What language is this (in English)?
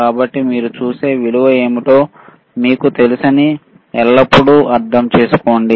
Telugu